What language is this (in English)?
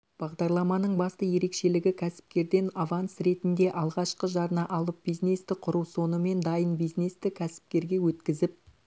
Kazakh